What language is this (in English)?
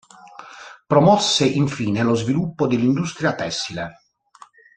Italian